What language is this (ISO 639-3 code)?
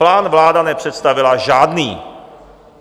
ces